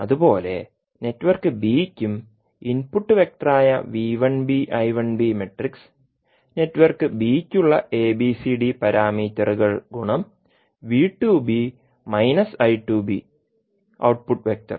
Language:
Malayalam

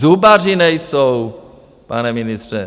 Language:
Czech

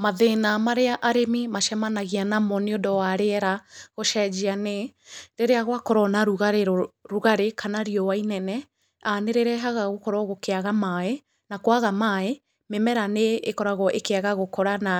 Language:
Kikuyu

